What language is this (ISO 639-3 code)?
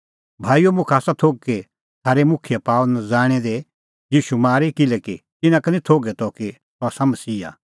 kfx